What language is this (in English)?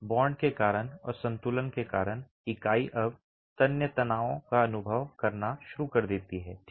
Hindi